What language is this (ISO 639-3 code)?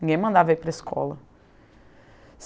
por